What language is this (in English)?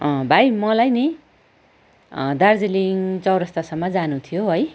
Nepali